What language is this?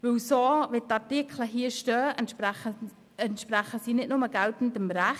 Swiss German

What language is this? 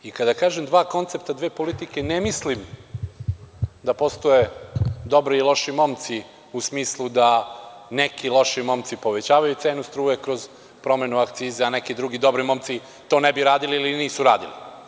Serbian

